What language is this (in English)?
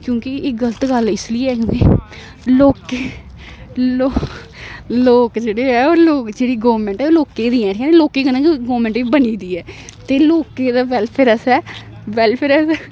Dogri